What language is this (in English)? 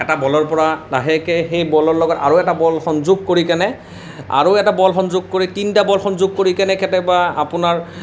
Assamese